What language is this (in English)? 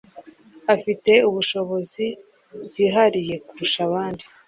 Kinyarwanda